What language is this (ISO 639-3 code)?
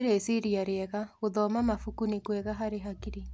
kik